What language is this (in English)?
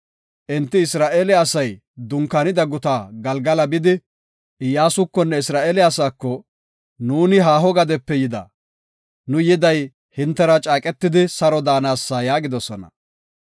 Gofa